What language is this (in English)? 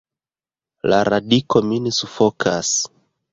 Esperanto